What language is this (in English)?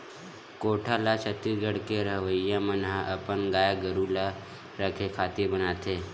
Chhattisgarhi